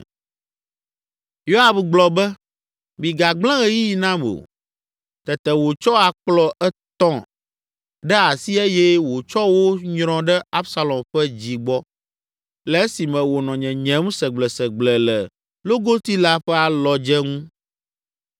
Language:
Ewe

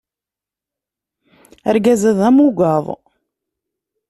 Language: Kabyle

